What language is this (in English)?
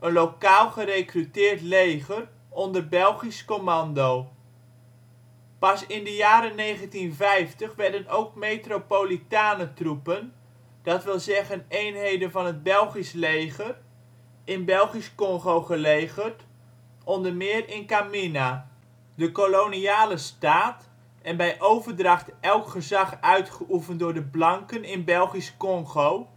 Dutch